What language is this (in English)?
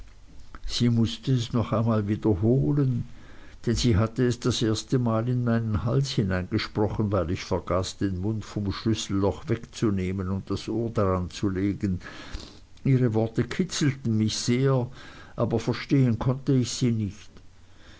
German